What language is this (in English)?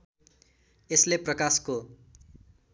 Nepali